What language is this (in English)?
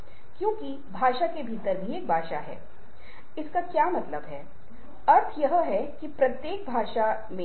Hindi